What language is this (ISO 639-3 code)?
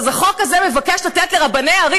heb